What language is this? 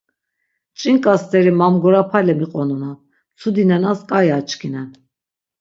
Laz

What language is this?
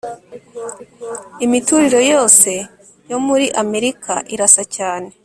Kinyarwanda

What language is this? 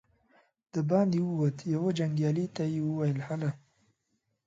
Pashto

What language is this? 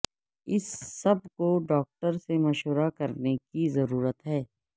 Urdu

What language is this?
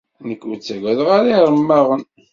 Kabyle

